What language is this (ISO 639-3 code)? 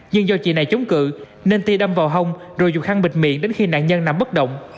vie